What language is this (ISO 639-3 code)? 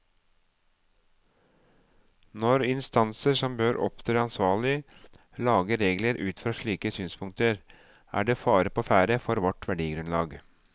nor